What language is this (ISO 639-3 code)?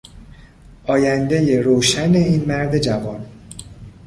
fas